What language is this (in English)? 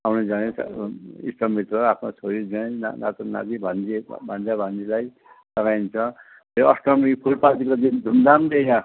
Nepali